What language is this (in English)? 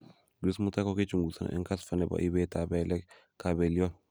Kalenjin